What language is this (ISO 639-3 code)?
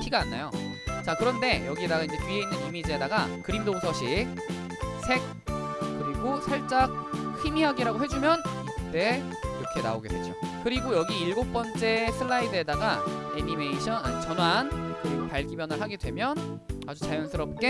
kor